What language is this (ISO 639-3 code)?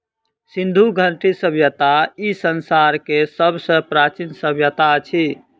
mai